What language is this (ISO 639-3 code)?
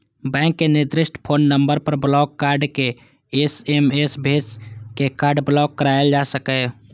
mai